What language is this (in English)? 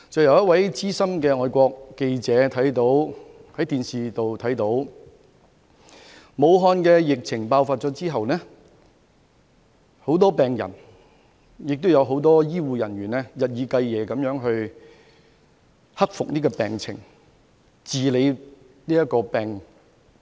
Cantonese